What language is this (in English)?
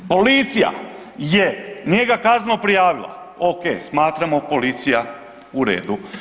Croatian